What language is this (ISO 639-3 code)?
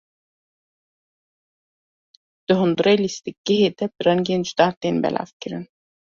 kur